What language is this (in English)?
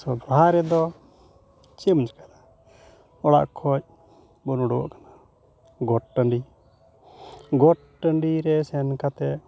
Santali